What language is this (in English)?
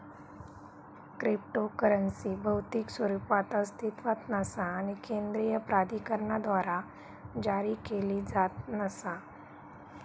Marathi